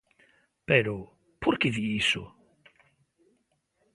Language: Galician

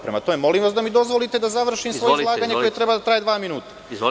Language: Serbian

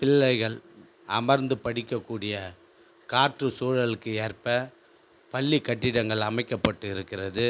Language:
Tamil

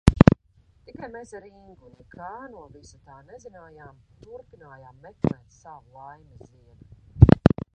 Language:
Latvian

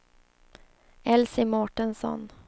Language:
Swedish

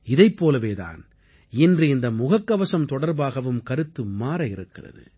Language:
Tamil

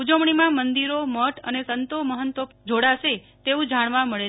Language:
Gujarati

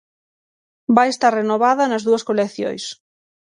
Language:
Galician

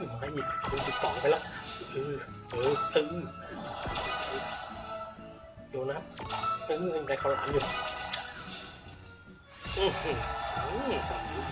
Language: Thai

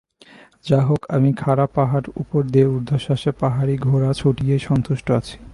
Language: Bangla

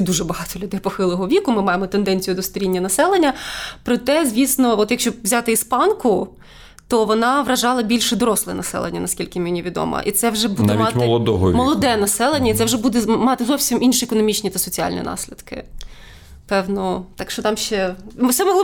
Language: Ukrainian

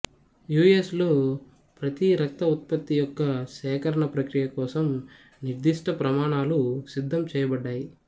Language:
Telugu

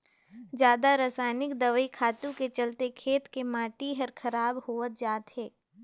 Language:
Chhattisgarhi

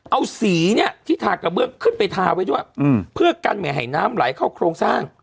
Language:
Thai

